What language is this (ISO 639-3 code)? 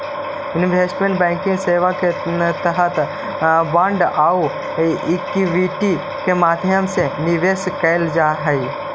mag